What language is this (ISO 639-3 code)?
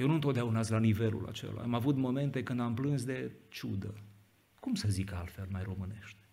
ron